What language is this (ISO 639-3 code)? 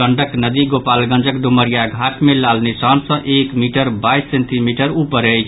mai